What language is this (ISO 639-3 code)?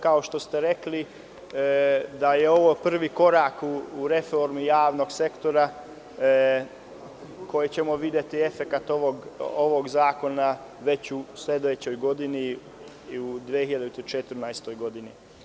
srp